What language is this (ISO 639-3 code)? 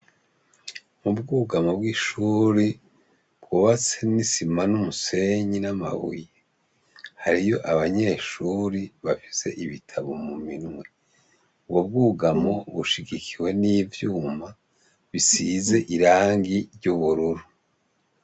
run